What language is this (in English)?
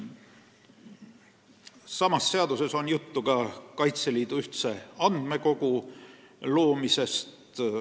Estonian